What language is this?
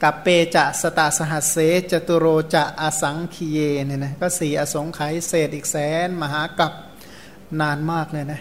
Thai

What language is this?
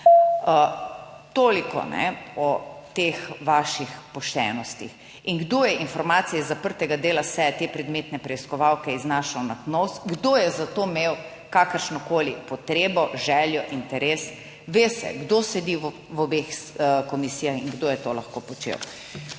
Slovenian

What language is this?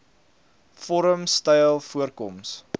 Afrikaans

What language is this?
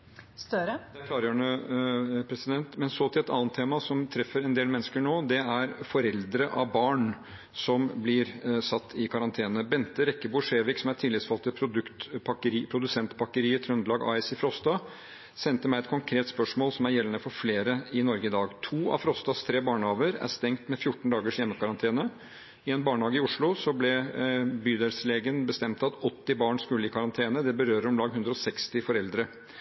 Norwegian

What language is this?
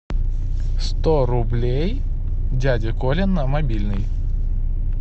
Russian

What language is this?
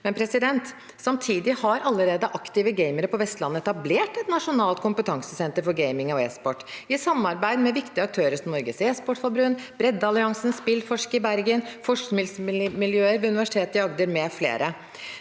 Norwegian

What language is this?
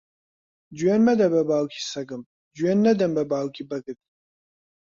Central Kurdish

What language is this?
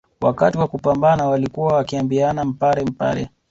Swahili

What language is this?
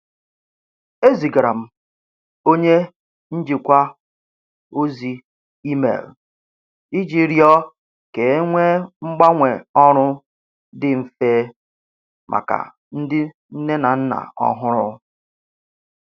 Igbo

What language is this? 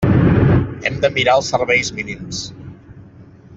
Catalan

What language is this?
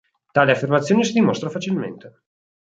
Italian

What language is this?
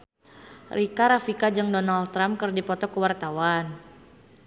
Sundanese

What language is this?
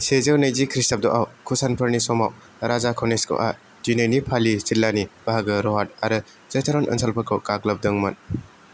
Bodo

